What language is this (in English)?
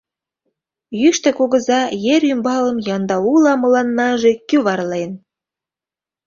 Mari